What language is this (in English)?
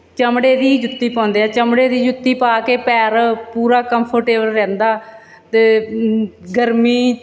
Punjabi